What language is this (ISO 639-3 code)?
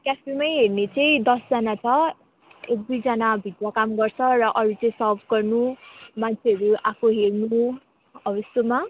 nep